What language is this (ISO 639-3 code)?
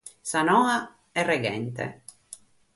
srd